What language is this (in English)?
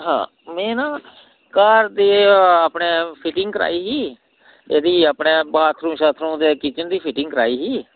Dogri